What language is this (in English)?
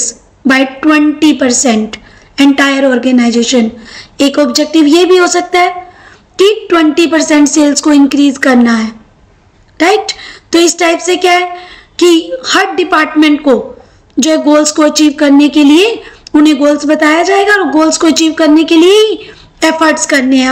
Hindi